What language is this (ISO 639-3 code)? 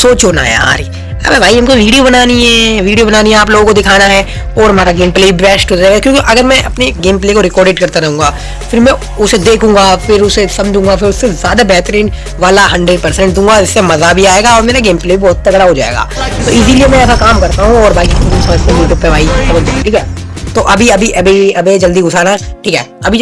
hin